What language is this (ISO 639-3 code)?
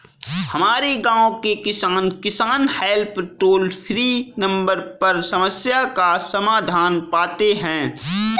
hin